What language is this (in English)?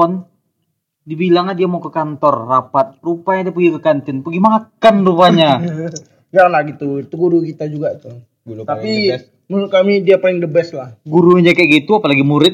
Indonesian